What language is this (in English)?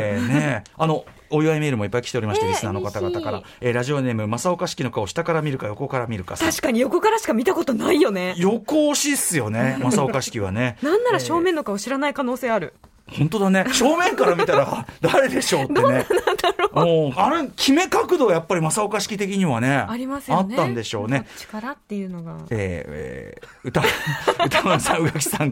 Japanese